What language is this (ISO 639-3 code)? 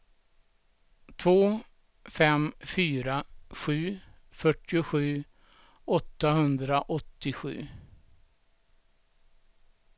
swe